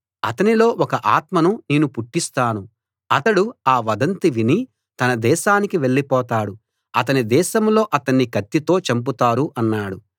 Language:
Telugu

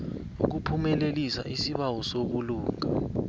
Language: South Ndebele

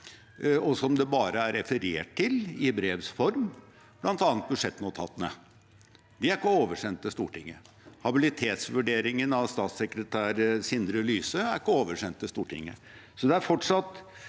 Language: Norwegian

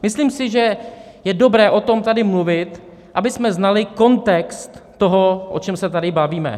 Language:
Czech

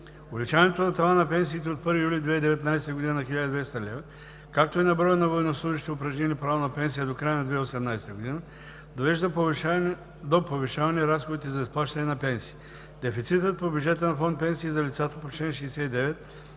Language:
Bulgarian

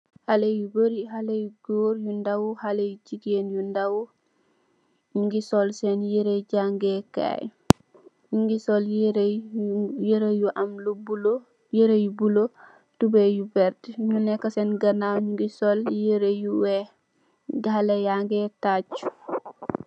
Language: Wolof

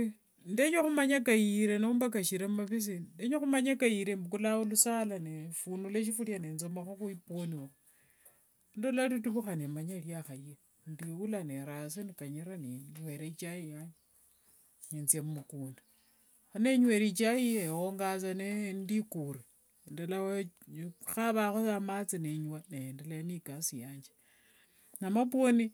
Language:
Wanga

